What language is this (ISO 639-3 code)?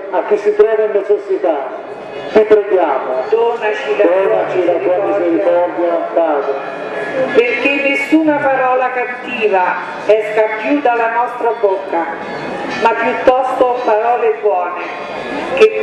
ita